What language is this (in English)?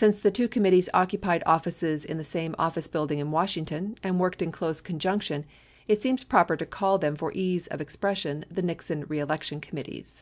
English